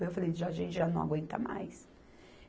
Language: Portuguese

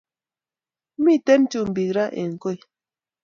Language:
Kalenjin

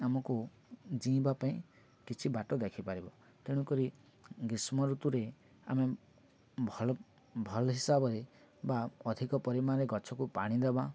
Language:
Odia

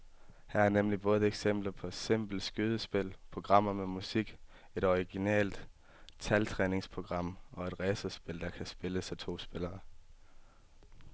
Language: Danish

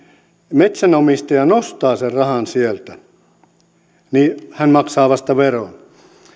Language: Finnish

